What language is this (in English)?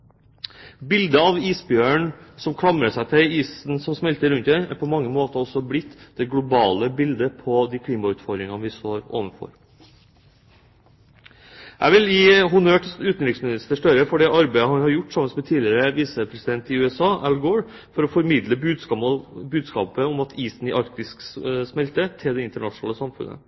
Norwegian Bokmål